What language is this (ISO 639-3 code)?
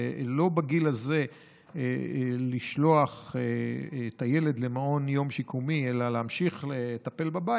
heb